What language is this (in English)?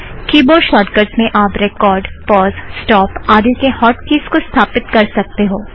Hindi